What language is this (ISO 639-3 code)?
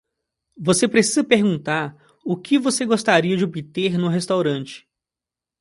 por